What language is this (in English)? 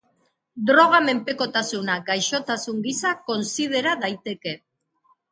Basque